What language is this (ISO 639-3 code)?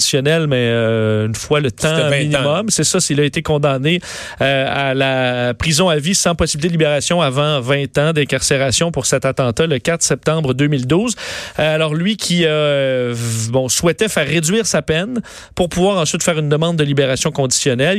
fra